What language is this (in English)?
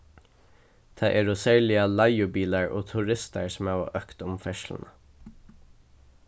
Faroese